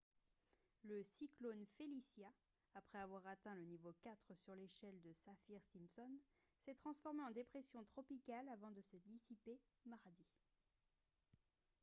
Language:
French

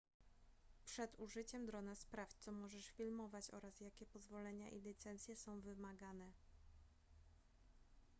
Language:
Polish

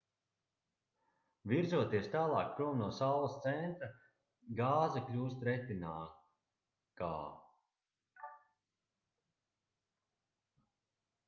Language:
Latvian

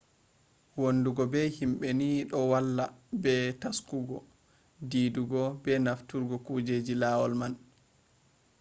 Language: Fula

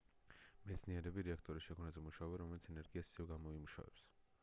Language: Georgian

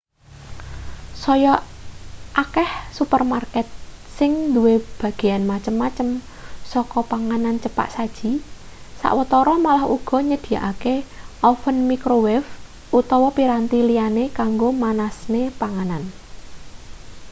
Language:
Javanese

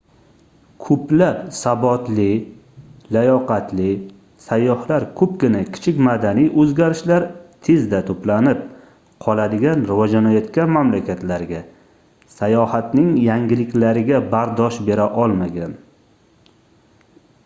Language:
Uzbek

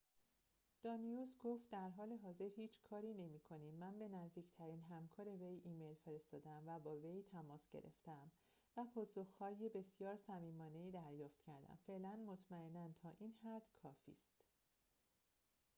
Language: Persian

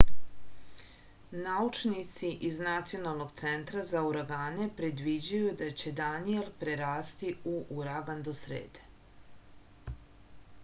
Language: Serbian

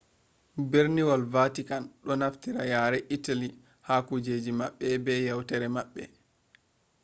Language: Fula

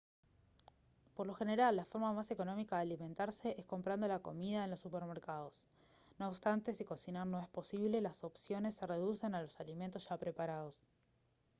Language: Spanish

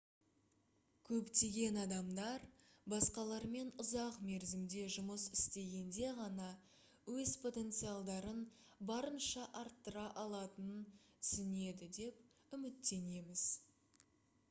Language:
Kazakh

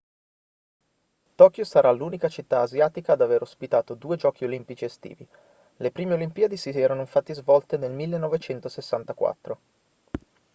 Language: Italian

